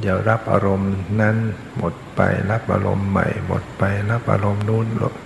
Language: Thai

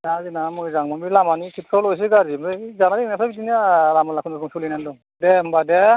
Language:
Bodo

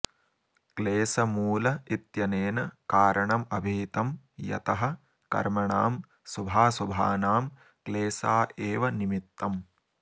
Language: Sanskrit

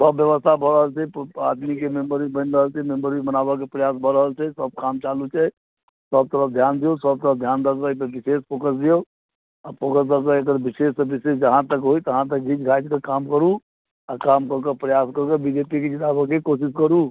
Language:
Maithili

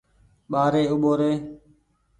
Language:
Goaria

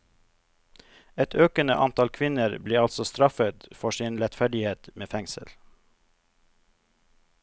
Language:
Norwegian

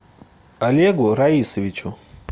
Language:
Russian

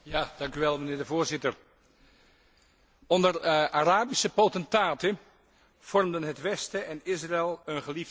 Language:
Dutch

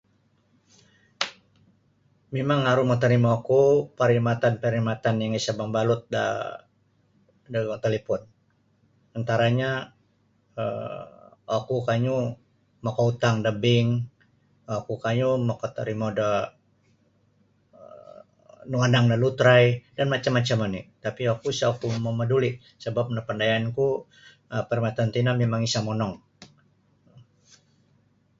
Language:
Sabah Bisaya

